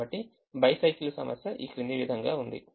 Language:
Telugu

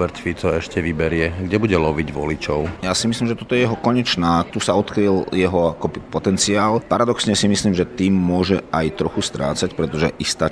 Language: Slovak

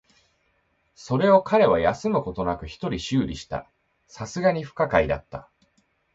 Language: Japanese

